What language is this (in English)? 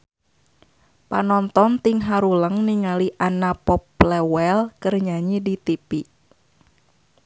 Sundanese